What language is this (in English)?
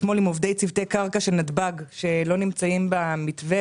Hebrew